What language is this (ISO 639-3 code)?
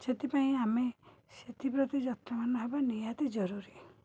ori